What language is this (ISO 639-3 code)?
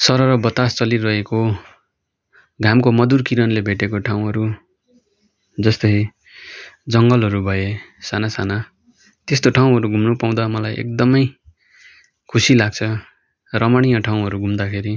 nep